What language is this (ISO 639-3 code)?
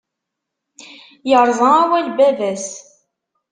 kab